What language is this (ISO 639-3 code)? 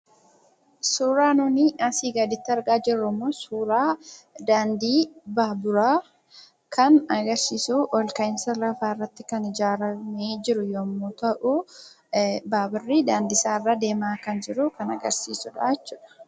orm